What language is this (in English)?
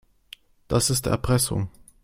German